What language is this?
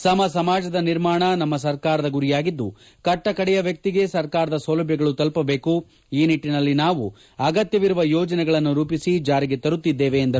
Kannada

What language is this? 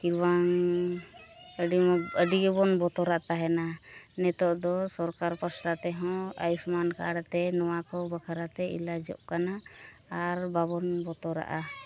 Santali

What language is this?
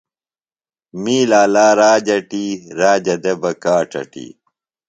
Phalura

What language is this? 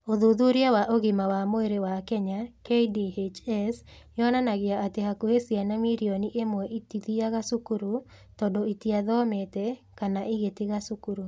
Kikuyu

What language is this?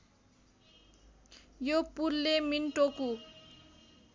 Nepali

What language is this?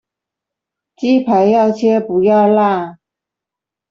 Chinese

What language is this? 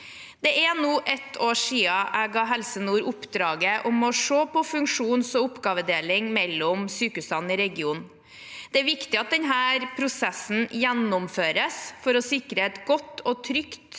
Norwegian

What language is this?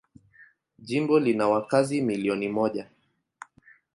Swahili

